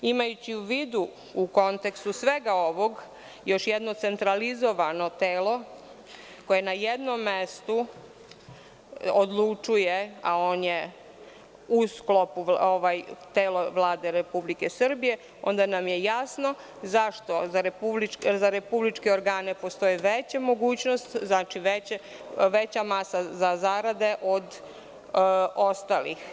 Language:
Serbian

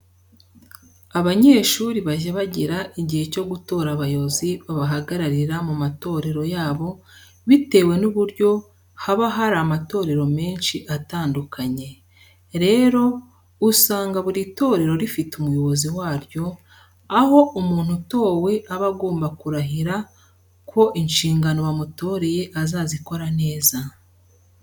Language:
Kinyarwanda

